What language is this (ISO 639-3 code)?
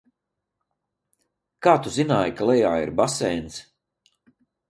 lav